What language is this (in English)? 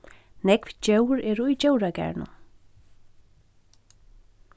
Faroese